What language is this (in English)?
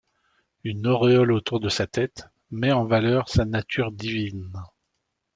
French